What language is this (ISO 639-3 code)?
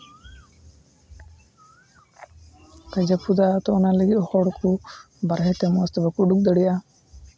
sat